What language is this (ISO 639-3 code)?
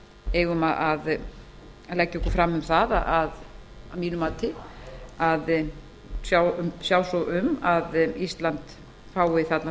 isl